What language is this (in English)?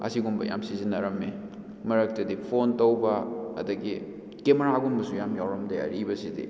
Manipuri